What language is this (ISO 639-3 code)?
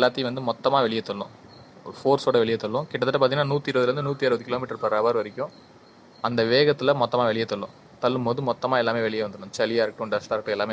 tam